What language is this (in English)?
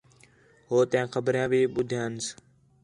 Khetrani